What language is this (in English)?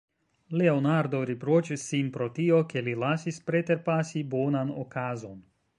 Esperanto